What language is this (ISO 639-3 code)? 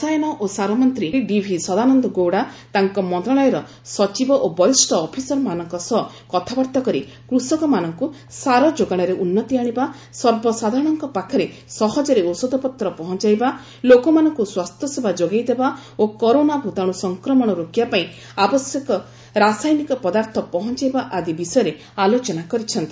ori